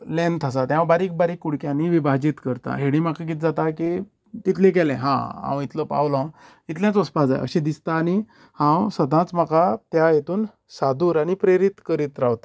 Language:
Konkani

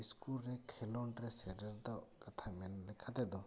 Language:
Santali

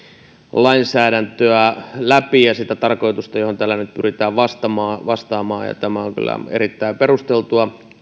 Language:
Finnish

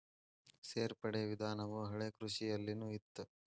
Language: Kannada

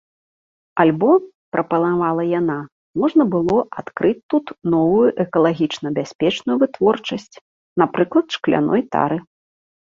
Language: Belarusian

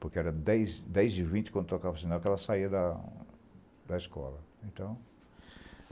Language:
Portuguese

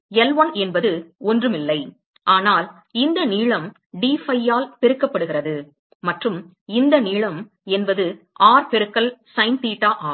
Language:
Tamil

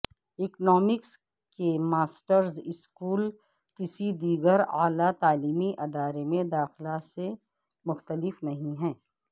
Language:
Urdu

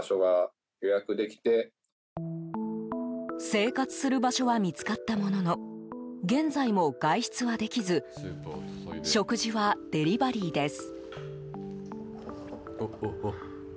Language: Japanese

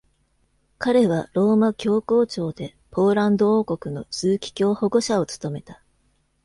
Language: Japanese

